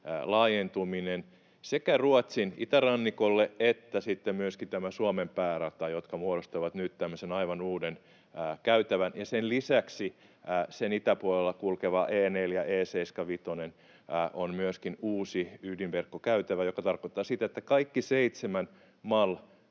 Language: Finnish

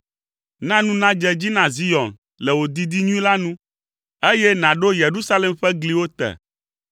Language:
Ewe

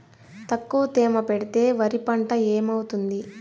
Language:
Telugu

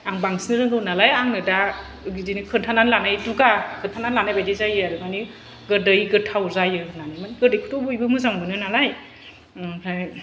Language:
Bodo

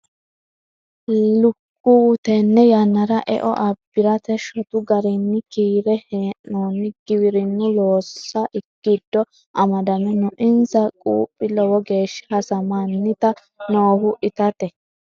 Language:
Sidamo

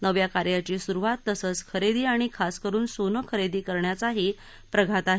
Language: Marathi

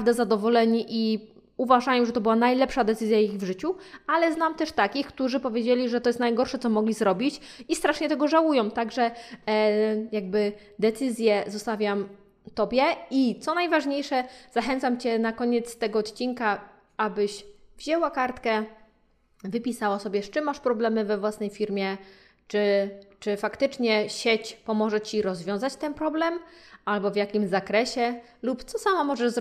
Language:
Polish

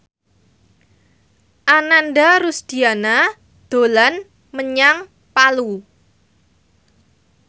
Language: Javanese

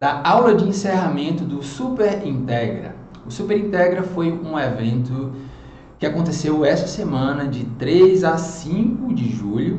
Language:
Portuguese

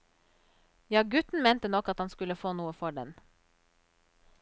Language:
Norwegian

